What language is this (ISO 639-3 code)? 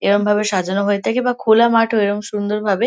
ben